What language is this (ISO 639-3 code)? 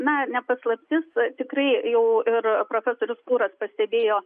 lit